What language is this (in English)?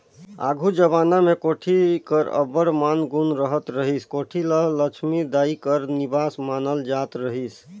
Chhattisgarhi